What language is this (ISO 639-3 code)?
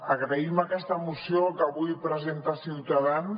cat